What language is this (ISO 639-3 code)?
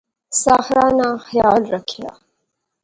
phr